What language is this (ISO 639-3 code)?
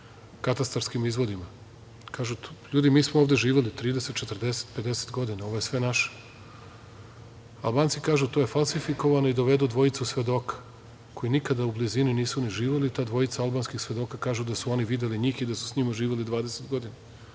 srp